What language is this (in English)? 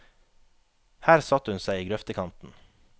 Norwegian